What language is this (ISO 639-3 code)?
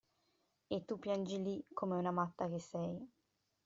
ita